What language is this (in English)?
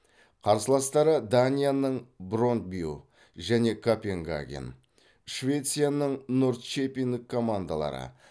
Kazakh